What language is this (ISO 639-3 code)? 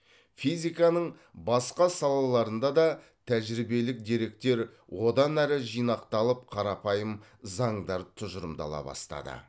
kaz